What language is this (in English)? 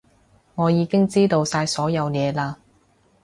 Cantonese